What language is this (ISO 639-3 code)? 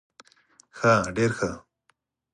pus